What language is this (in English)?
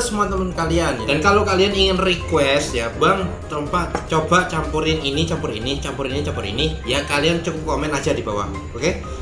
Indonesian